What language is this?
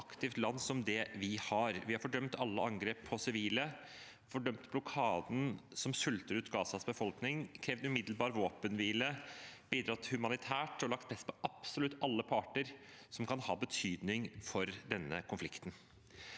Norwegian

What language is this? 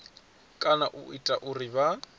Venda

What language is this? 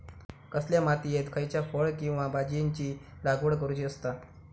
Marathi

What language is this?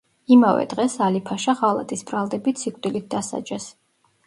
Georgian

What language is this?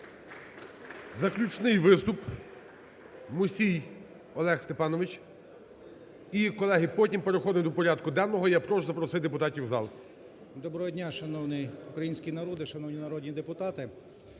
Ukrainian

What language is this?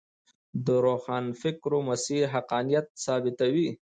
Pashto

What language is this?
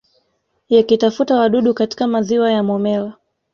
Swahili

